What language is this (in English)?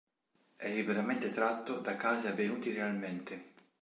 Italian